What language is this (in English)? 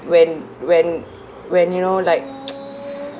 English